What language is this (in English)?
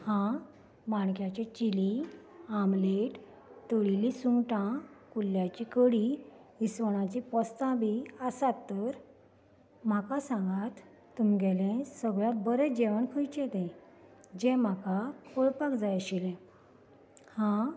Konkani